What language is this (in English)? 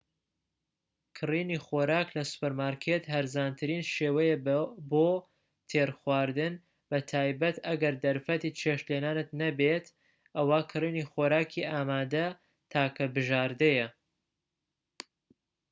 Central Kurdish